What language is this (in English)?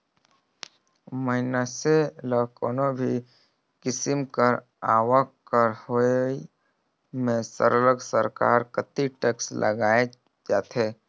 Chhattisgarhi